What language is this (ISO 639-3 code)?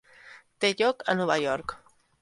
cat